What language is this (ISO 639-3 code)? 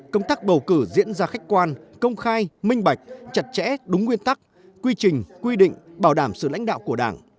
vie